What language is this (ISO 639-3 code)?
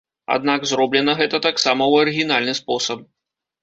bel